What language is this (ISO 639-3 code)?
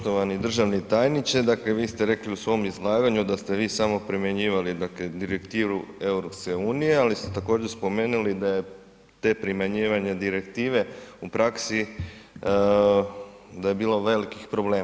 hrv